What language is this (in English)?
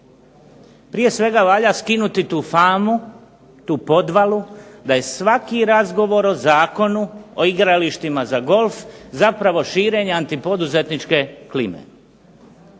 Croatian